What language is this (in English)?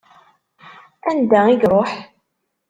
Kabyle